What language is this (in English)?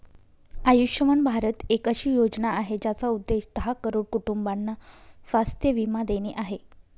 Marathi